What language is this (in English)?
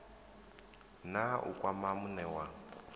Venda